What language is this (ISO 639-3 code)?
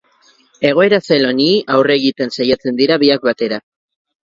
eus